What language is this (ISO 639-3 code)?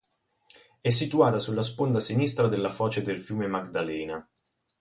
ita